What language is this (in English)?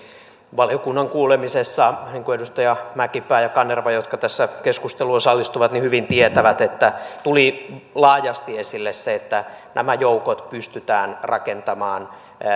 Finnish